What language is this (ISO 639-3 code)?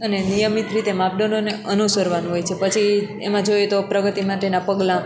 guj